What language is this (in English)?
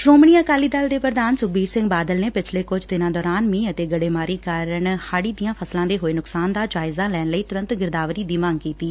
Punjabi